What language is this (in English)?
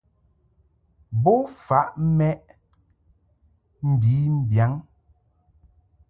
Mungaka